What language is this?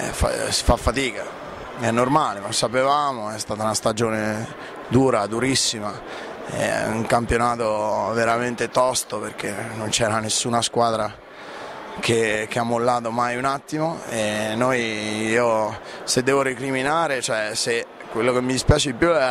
Italian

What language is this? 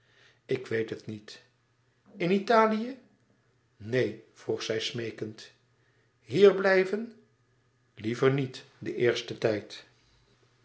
Dutch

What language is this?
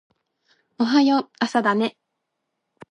Japanese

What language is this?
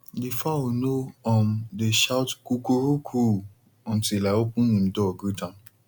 Nigerian Pidgin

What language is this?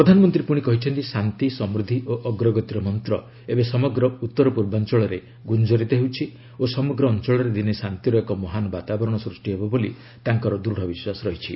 Odia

